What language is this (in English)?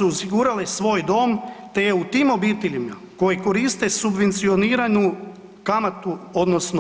Croatian